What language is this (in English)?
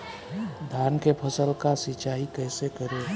Bhojpuri